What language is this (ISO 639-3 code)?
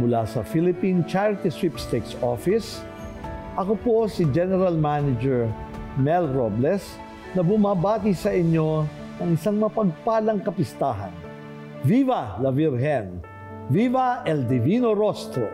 fil